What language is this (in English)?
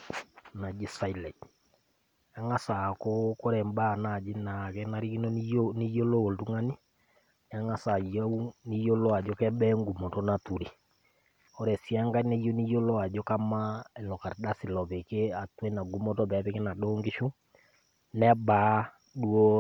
Masai